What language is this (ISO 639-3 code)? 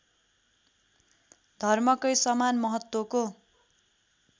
nep